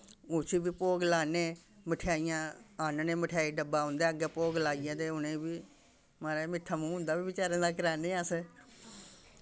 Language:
Dogri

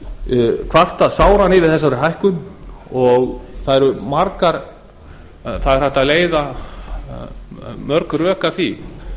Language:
Icelandic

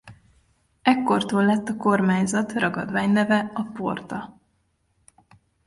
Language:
Hungarian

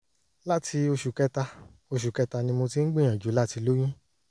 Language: Yoruba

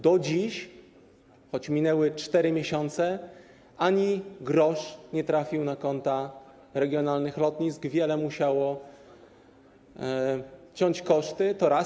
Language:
Polish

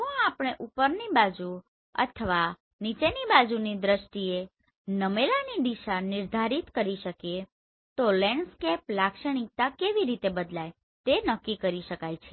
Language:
Gujarati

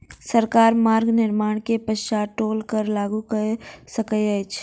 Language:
Maithili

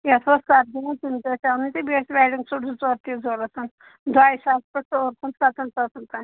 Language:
Kashmiri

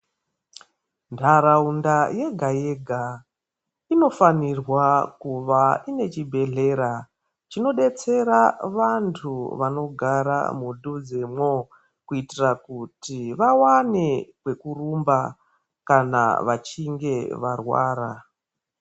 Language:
Ndau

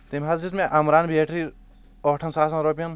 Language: Kashmiri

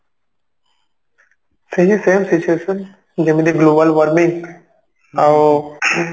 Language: Odia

